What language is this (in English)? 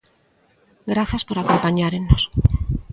Galician